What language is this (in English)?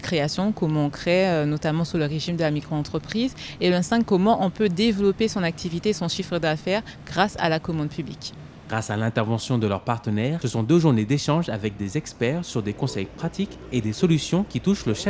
French